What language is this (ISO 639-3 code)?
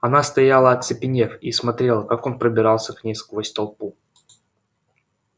rus